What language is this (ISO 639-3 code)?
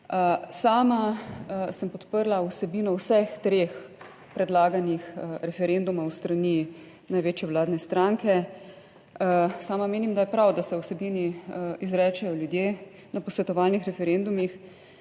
slv